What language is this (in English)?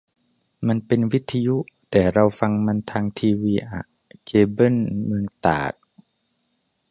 Thai